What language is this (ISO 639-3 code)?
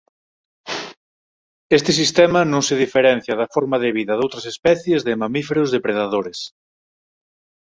glg